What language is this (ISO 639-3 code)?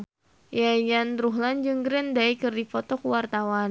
sun